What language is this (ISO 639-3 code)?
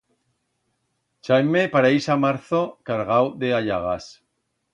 arg